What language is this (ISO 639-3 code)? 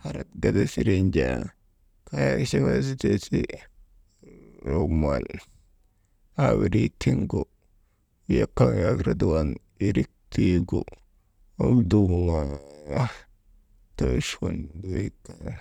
mde